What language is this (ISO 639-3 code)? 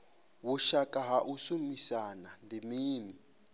ven